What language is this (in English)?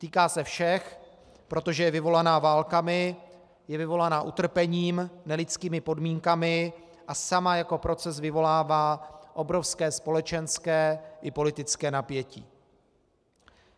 Czech